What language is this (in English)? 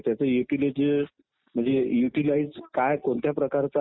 Marathi